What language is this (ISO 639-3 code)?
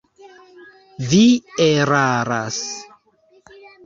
epo